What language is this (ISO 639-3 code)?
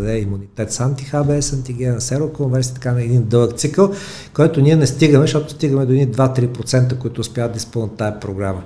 bul